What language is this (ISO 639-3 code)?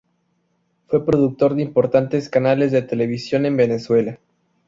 spa